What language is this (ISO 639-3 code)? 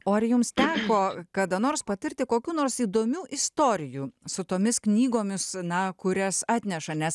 lit